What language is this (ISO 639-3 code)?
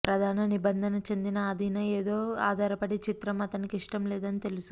tel